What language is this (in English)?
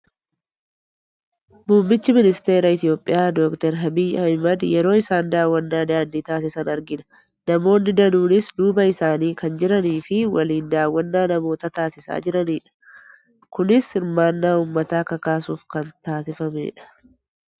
Oromo